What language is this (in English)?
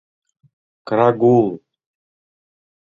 Mari